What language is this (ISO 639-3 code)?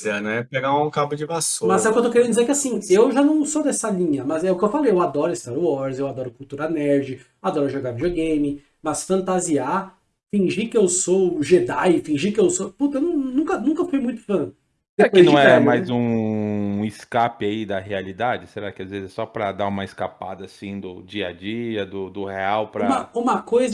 por